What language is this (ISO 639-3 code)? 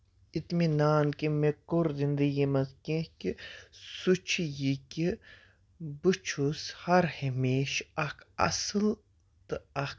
kas